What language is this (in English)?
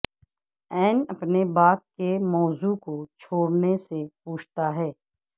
Urdu